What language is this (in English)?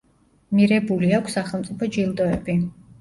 Georgian